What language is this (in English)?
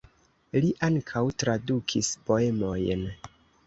Esperanto